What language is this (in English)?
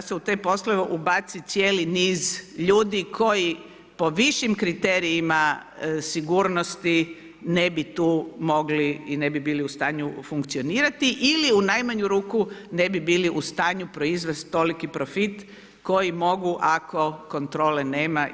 Croatian